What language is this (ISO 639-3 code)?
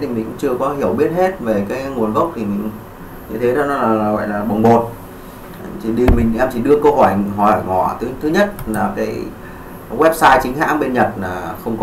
vie